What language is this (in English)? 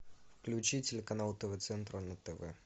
Russian